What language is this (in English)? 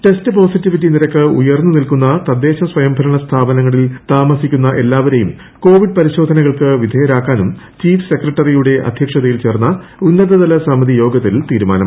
Malayalam